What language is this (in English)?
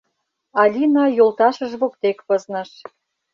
Mari